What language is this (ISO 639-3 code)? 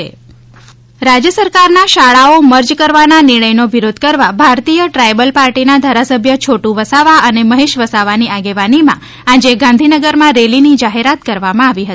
guj